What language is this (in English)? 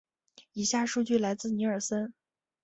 Chinese